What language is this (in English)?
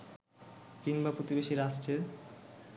Bangla